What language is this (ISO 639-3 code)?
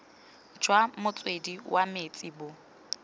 tsn